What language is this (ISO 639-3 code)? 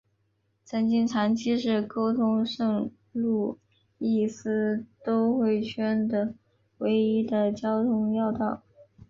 zho